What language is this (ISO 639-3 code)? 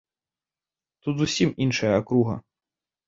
bel